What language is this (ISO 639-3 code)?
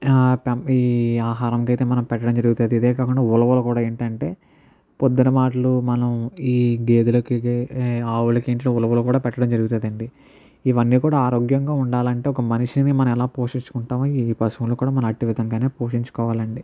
tel